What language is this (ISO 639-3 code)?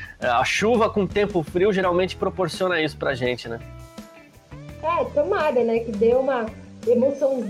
por